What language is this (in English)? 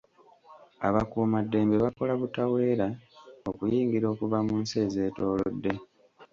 Ganda